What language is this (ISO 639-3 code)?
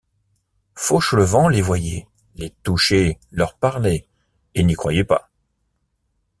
fra